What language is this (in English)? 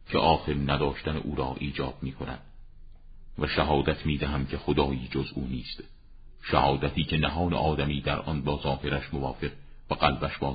Persian